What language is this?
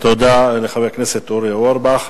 Hebrew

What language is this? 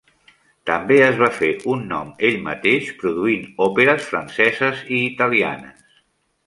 Catalan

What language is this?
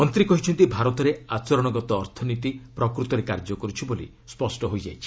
Odia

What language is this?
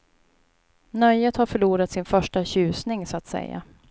Swedish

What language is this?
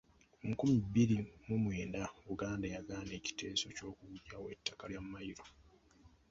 Ganda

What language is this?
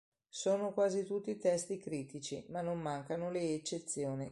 Italian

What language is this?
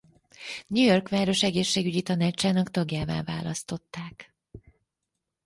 Hungarian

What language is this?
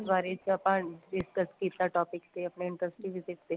Punjabi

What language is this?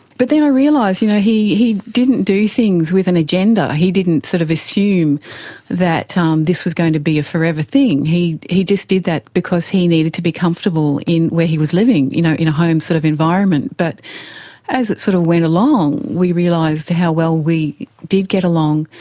English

